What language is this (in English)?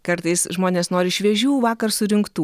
Lithuanian